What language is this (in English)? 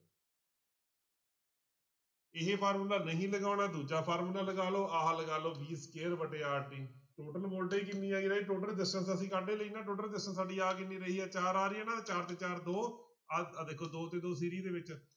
Punjabi